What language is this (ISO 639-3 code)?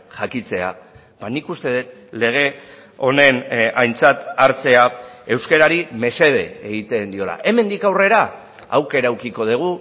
eus